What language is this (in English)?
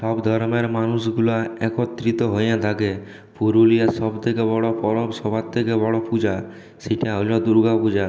Bangla